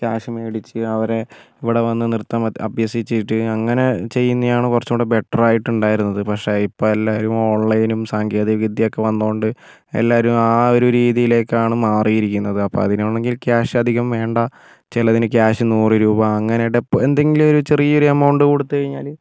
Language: Malayalam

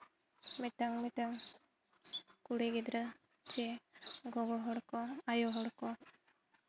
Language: Santali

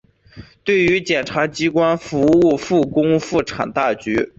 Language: Chinese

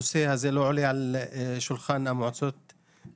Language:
Hebrew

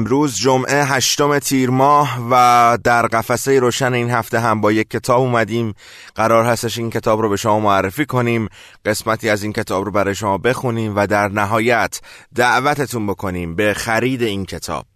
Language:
Persian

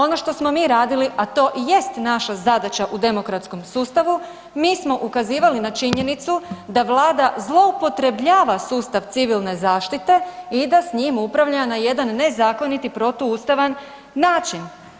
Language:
Croatian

